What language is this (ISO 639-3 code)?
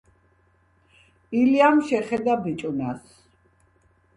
kat